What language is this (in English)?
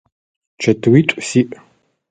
Adyghe